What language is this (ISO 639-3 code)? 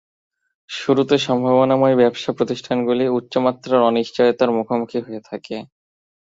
ben